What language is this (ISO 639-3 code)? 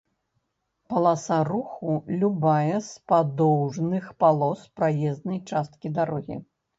bel